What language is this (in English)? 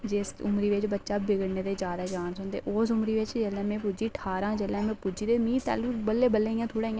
Dogri